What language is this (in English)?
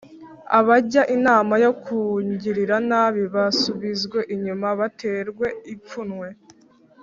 Kinyarwanda